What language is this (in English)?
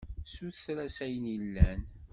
Kabyle